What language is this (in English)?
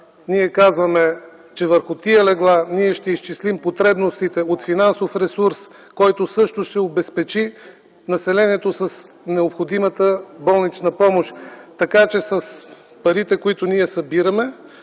Bulgarian